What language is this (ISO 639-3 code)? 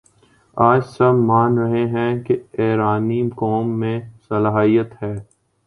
urd